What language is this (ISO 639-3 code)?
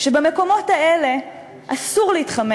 heb